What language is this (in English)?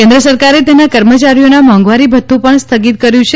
Gujarati